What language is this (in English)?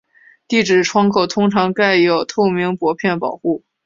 Chinese